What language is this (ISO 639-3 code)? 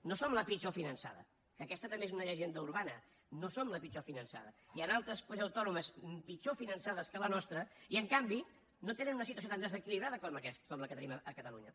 cat